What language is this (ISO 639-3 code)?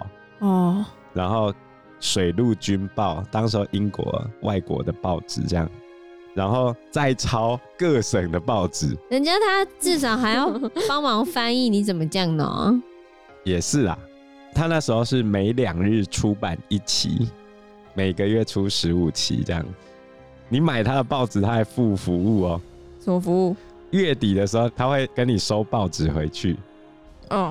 zho